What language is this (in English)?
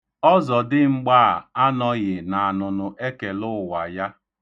Igbo